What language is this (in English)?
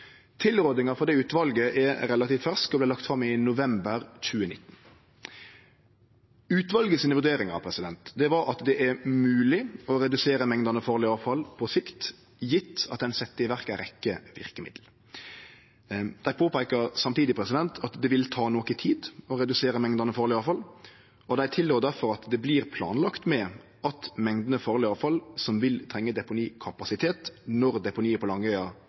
Norwegian Nynorsk